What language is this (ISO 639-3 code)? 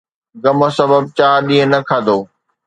snd